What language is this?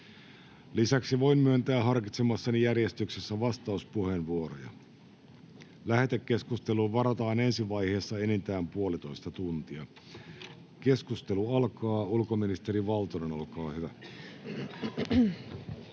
Finnish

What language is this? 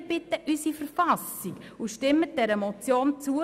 Swiss German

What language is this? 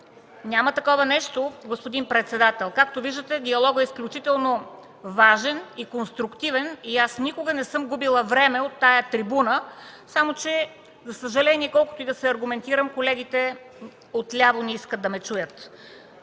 Bulgarian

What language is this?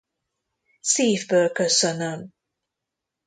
Hungarian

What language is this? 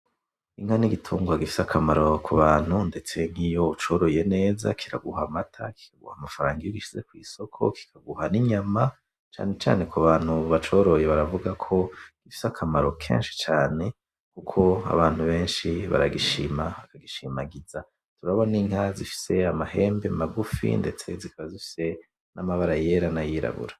Rundi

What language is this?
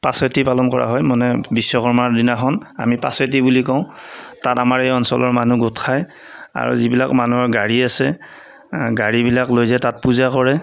Assamese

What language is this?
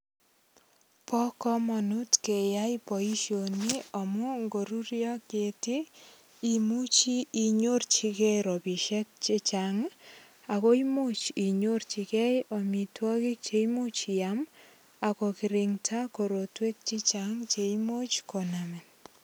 Kalenjin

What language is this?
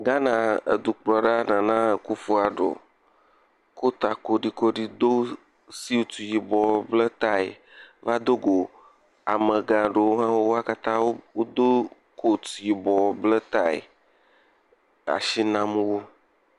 Ewe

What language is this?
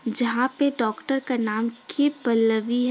Hindi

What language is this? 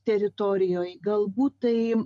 Lithuanian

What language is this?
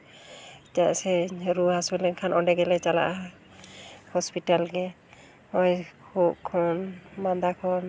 Santali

